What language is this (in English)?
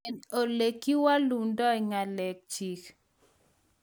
Kalenjin